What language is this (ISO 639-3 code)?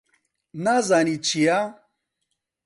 ckb